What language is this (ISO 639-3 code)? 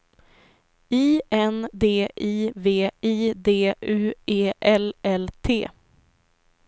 swe